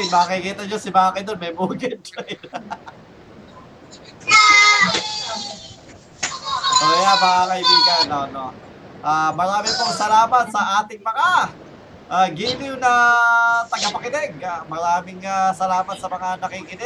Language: Filipino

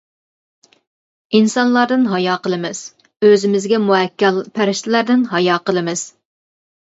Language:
Uyghur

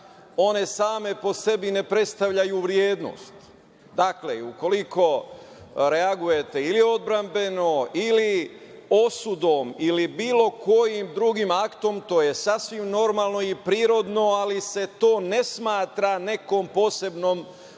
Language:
Serbian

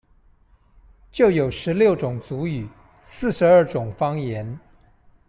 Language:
Chinese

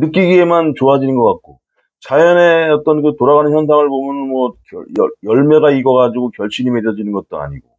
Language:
Korean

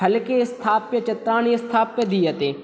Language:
Sanskrit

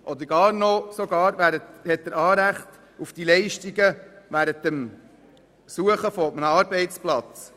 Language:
Swiss German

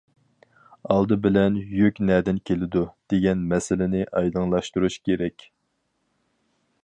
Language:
Uyghur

